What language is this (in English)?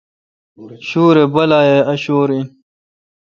Kalkoti